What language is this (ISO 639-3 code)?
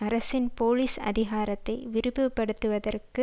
tam